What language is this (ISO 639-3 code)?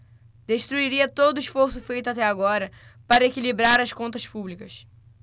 por